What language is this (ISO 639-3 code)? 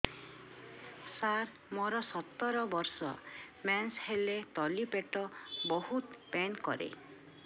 ori